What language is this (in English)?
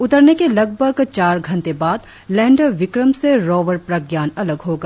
Hindi